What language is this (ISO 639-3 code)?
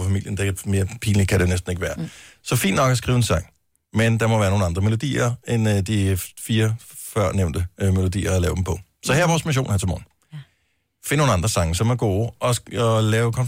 dan